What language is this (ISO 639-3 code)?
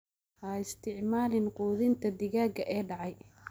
som